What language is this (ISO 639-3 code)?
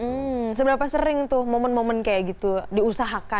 ind